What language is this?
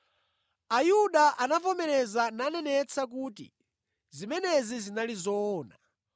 Nyanja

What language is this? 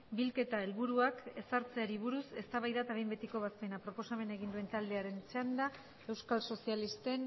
Basque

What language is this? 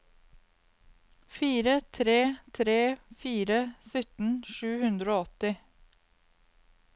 Norwegian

